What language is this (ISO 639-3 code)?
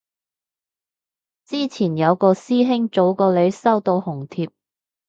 yue